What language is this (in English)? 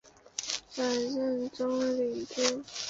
Chinese